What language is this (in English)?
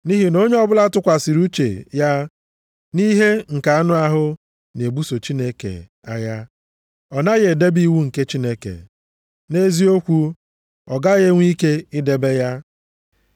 Igbo